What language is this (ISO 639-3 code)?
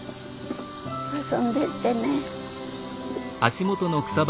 jpn